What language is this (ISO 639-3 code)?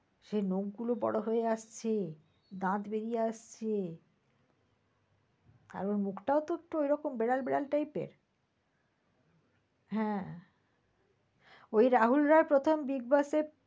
ben